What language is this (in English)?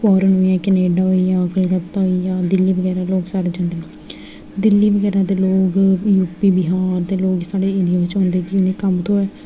Dogri